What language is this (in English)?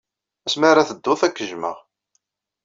Kabyle